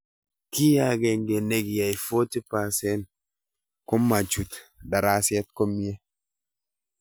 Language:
Kalenjin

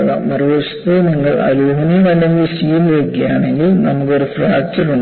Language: Malayalam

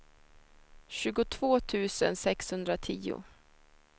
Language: Swedish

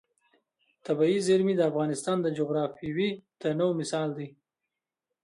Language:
Pashto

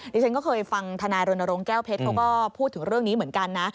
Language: Thai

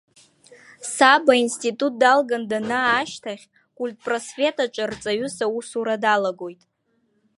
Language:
Abkhazian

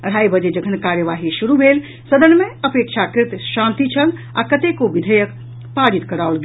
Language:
Maithili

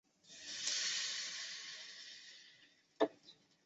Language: Chinese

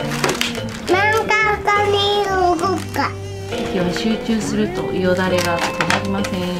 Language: Japanese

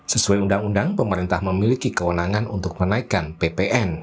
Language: Indonesian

